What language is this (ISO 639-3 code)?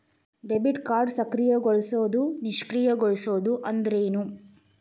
kan